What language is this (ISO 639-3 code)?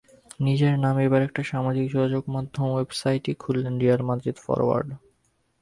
ben